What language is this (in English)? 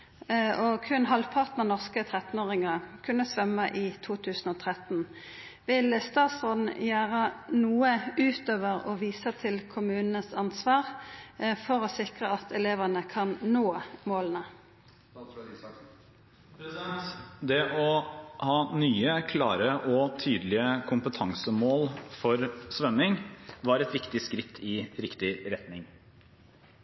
Norwegian Bokmål